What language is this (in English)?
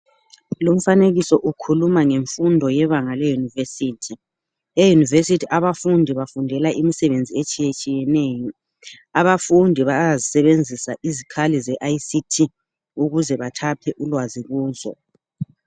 North Ndebele